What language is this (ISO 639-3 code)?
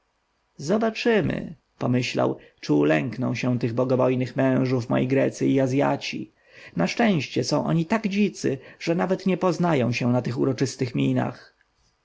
pol